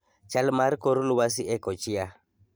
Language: Luo (Kenya and Tanzania)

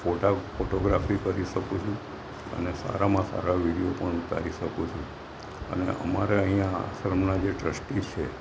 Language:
Gujarati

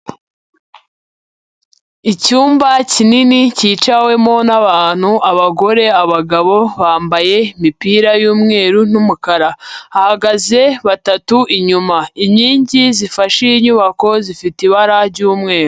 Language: Kinyarwanda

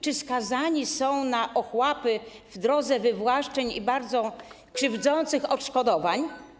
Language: Polish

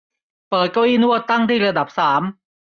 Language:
Thai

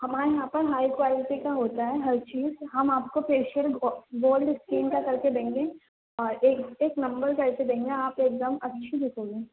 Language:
Urdu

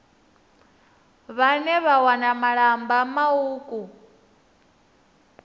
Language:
Venda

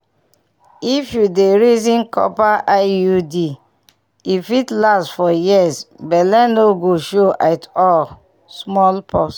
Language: Nigerian Pidgin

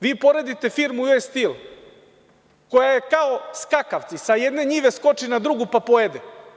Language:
Serbian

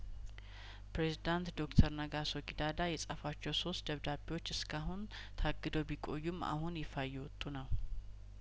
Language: Amharic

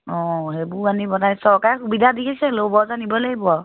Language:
Assamese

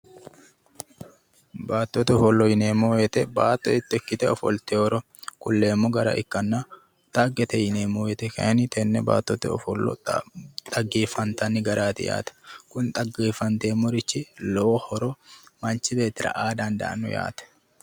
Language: Sidamo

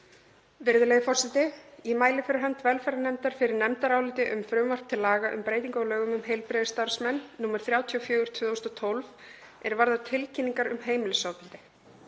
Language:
Icelandic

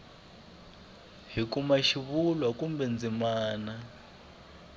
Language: Tsonga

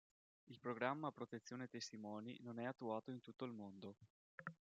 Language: Italian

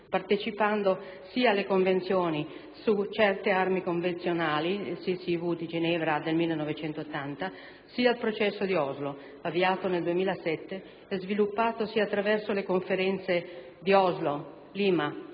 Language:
Italian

